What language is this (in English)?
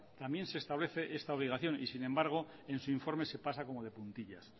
Spanish